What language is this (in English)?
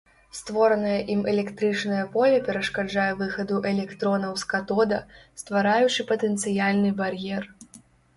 Belarusian